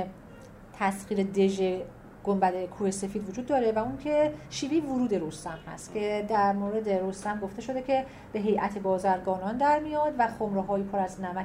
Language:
Persian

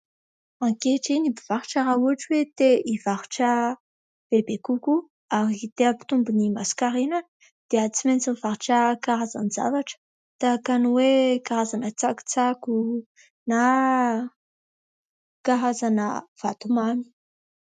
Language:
Malagasy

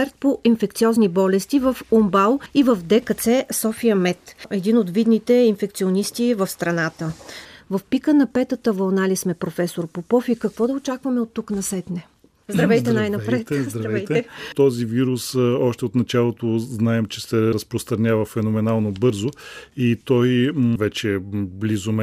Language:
Bulgarian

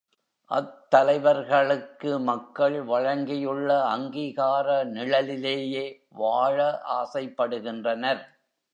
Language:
Tamil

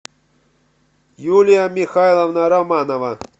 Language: Russian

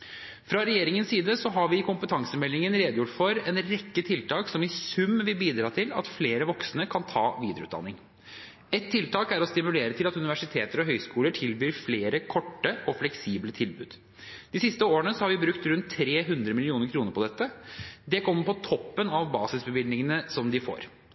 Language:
Norwegian Bokmål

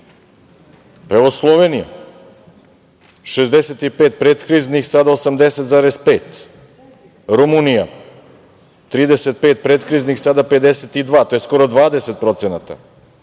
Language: Serbian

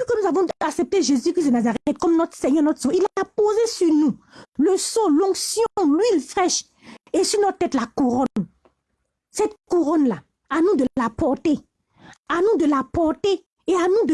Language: French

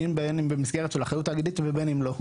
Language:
Hebrew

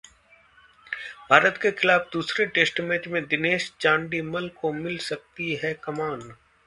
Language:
Hindi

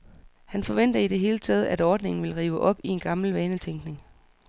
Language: Danish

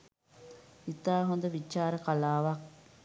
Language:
Sinhala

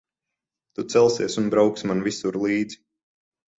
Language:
Latvian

